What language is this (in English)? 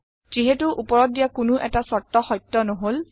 Assamese